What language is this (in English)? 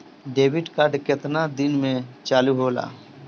Bhojpuri